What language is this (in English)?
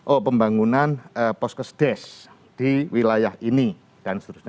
Indonesian